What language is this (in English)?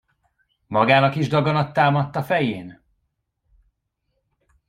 Hungarian